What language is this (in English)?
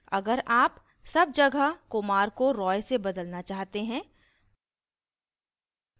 Hindi